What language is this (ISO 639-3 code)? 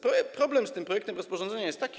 pol